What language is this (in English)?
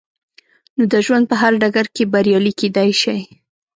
Pashto